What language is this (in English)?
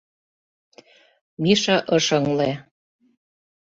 Mari